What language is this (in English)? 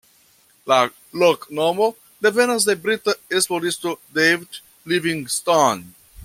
Esperanto